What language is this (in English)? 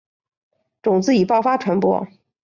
Chinese